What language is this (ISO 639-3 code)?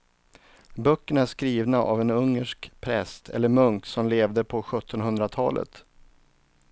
swe